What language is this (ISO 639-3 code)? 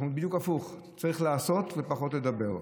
heb